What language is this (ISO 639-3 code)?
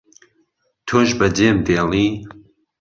ckb